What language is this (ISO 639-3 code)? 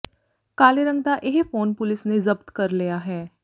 pan